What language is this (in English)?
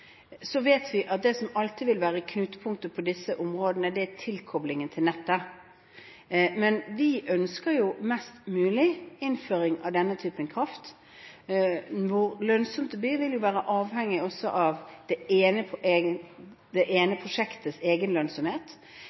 Norwegian Bokmål